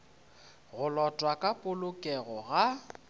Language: Northern Sotho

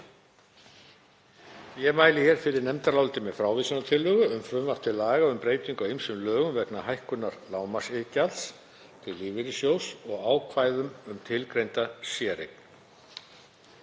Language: Icelandic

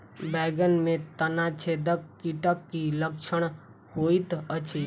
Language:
Maithili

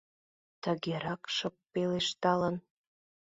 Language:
Mari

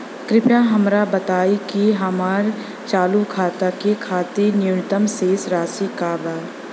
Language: Bhojpuri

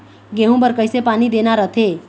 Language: Chhattisgarhi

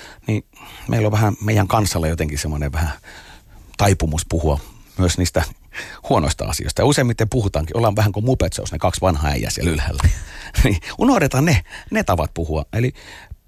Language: Finnish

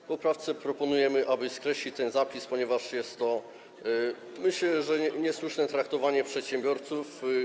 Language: Polish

